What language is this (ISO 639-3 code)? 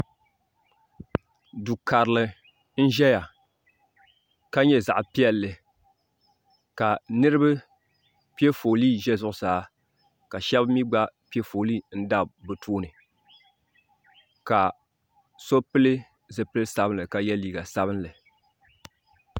dag